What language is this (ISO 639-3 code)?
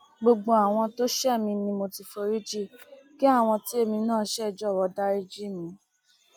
yor